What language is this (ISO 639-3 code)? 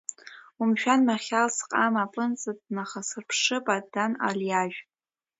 abk